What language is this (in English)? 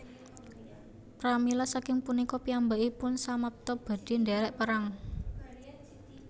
Javanese